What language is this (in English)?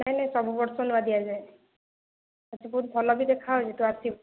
Odia